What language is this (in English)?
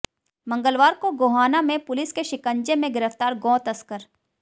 Hindi